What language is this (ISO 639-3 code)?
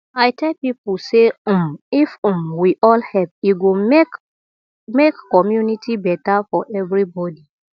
pcm